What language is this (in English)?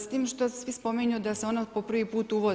Croatian